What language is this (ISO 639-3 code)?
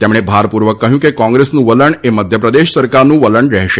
guj